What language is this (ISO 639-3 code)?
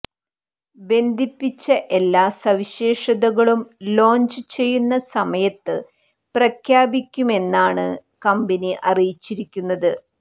mal